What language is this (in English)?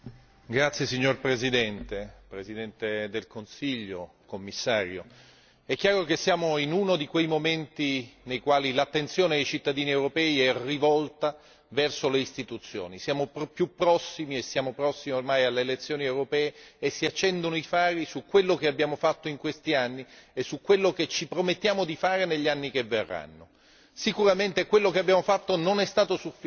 Italian